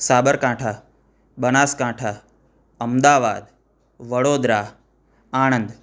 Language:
Gujarati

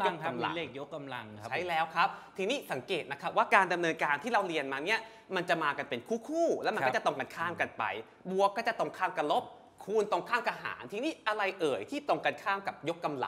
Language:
Thai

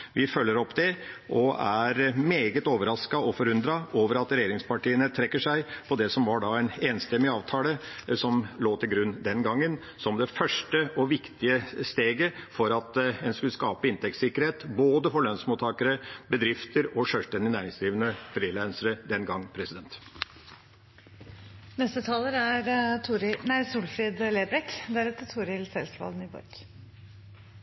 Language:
Norwegian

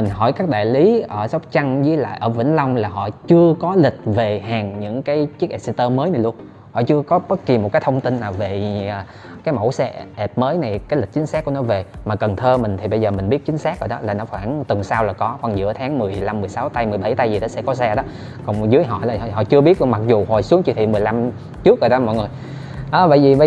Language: Vietnamese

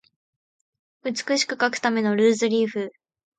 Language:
Japanese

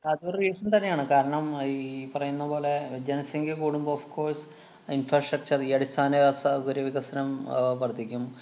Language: Malayalam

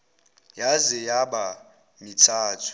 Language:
Zulu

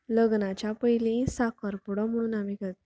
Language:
Konkani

